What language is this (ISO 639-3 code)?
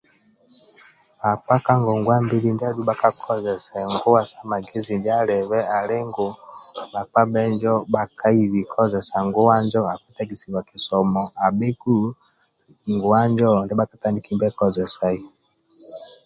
rwm